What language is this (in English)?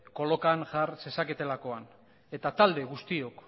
Basque